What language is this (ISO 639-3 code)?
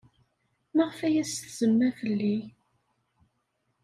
kab